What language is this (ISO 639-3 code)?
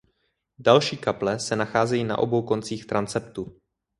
ces